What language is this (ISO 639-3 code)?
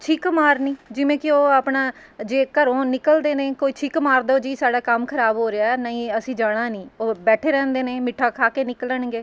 pan